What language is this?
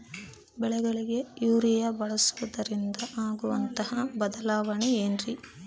Kannada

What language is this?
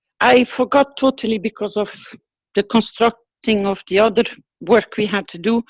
English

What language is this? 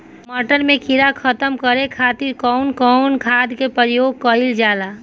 Bhojpuri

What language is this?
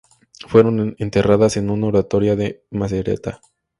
Spanish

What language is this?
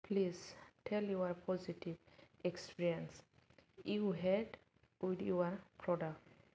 Bodo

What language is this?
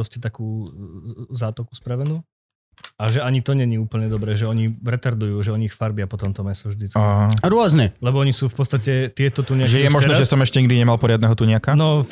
Slovak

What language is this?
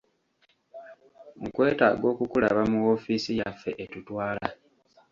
Ganda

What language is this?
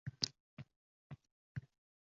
Uzbek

